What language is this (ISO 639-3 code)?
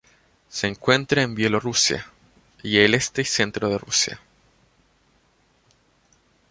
spa